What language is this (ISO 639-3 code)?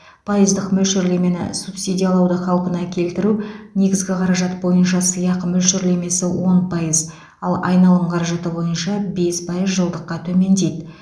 kaz